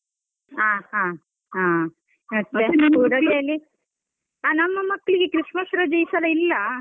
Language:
Kannada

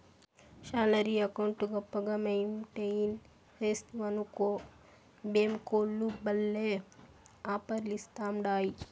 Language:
Telugu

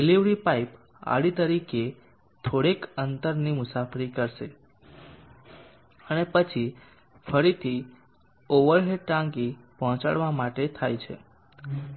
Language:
Gujarati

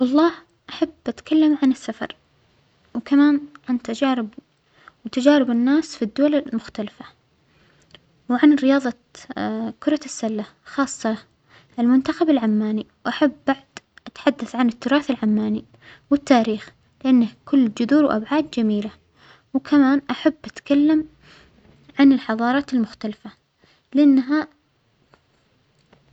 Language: Omani Arabic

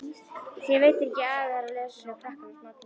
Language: Icelandic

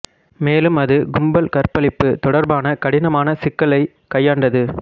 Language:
Tamil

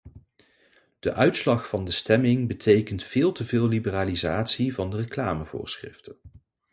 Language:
Dutch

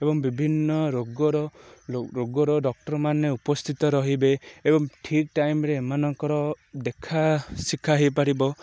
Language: Odia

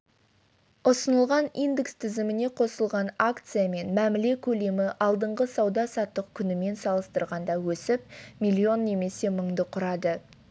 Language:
Kazakh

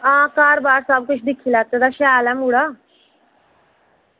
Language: Dogri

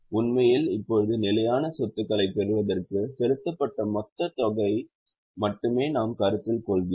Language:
Tamil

